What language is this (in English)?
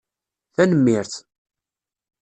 Kabyle